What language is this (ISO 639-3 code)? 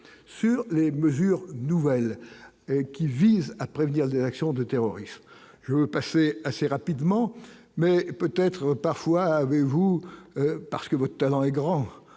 fra